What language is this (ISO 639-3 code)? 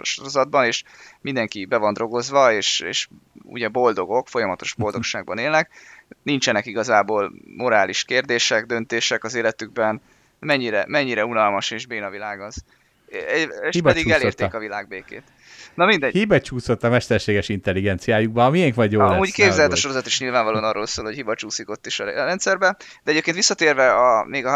hun